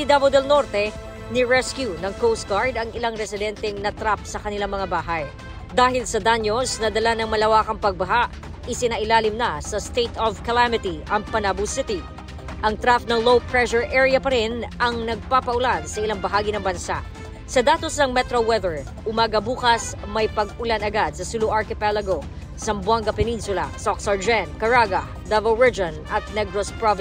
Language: Filipino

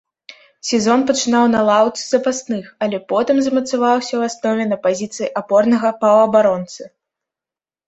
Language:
Belarusian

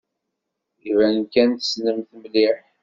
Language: Kabyle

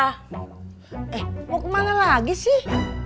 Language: Indonesian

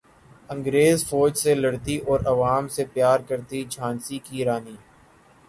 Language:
Urdu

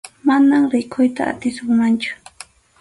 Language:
Arequipa-La Unión Quechua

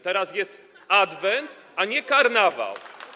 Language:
Polish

